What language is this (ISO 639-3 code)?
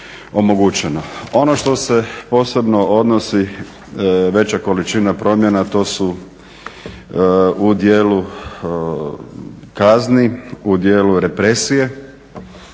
hrv